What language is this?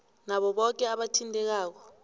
South Ndebele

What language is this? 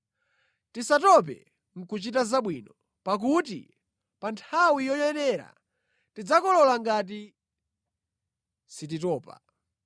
Nyanja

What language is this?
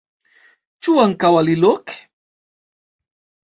Esperanto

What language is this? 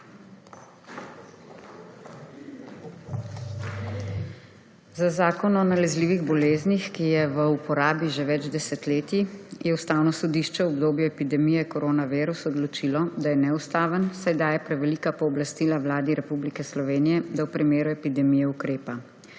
Slovenian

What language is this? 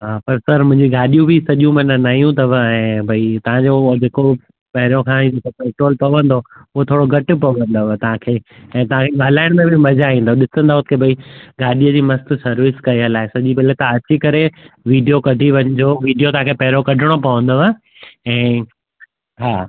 Sindhi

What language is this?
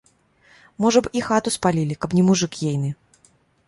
Belarusian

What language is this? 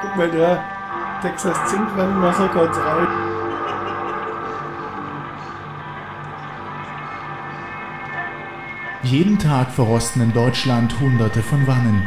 German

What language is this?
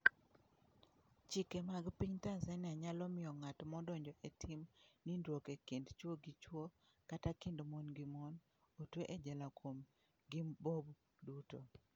Luo (Kenya and Tanzania)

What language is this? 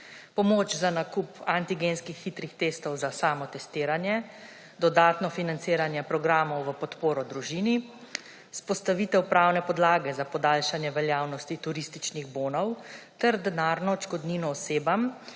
Slovenian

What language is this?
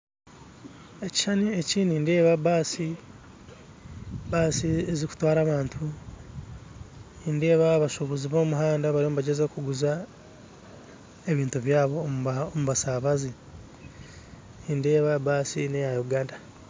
Nyankole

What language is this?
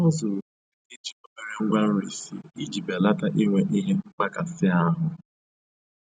Igbo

